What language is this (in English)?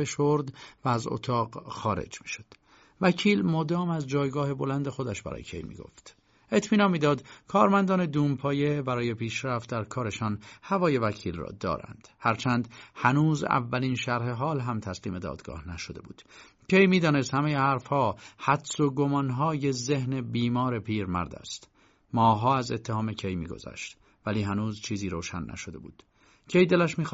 Persian